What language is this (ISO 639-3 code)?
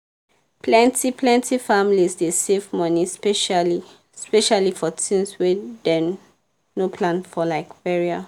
pcm